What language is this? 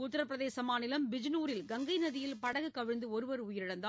Tamil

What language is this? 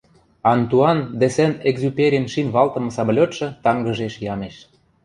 Western Mari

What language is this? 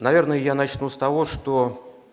Russian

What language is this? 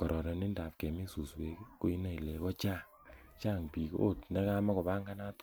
Kalenjin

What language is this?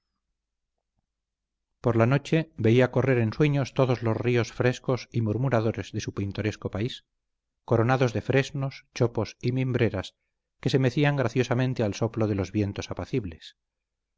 Spanish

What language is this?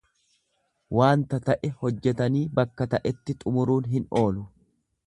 Oromo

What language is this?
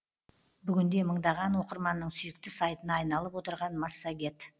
Kazakh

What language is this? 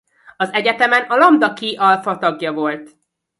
Hungarian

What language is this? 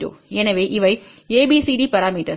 Tamil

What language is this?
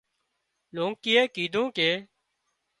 Wadiyara Koli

